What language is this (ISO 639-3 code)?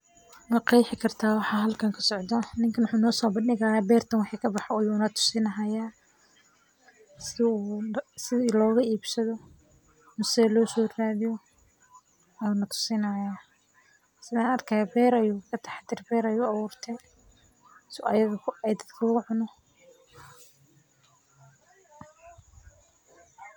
som